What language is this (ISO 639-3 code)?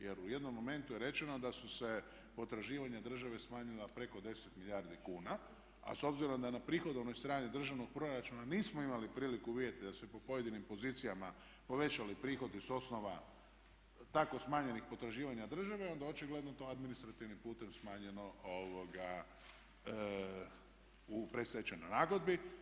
hrv